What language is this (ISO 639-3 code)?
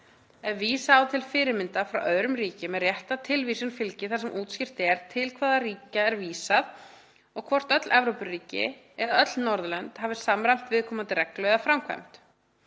isl